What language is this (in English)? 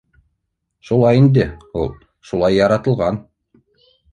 Bashkir